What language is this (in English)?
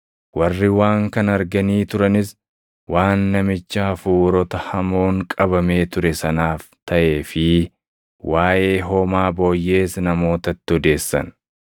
Oromo